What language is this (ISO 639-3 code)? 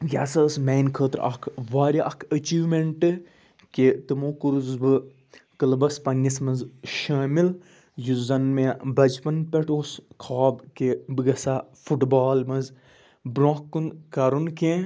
kas